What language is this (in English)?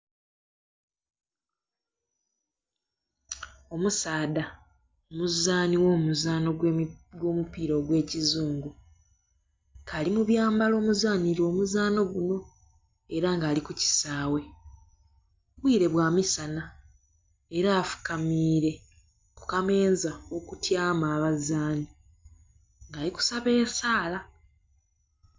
Soga